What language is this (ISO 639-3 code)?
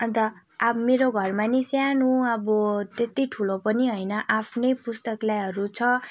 nep